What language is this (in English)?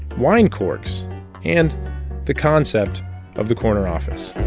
English